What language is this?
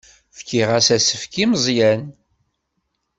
Kabyle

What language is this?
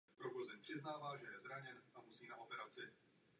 Czech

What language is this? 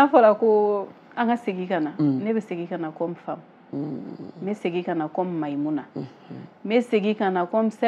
French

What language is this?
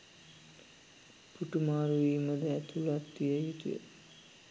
Sinhala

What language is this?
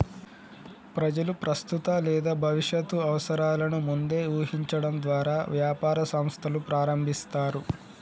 Telugu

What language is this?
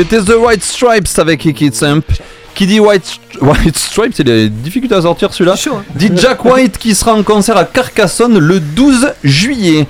French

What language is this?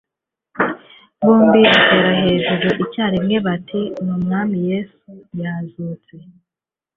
Kinyarwanda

